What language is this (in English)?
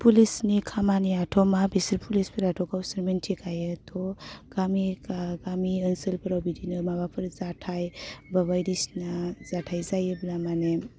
Bodo